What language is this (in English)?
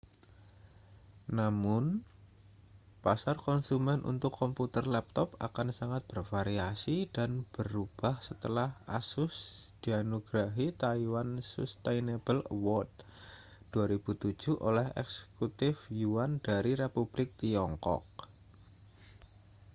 Indonesian